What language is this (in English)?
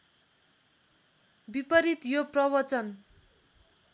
Nepali